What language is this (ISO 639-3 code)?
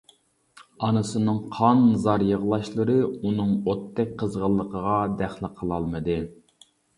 uig